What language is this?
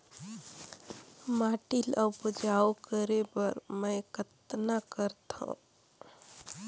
Chhattisgarhi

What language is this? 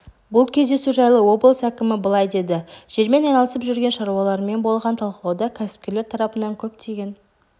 Kazakh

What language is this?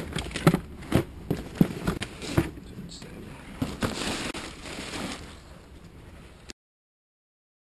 Polish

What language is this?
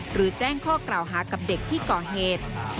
Thai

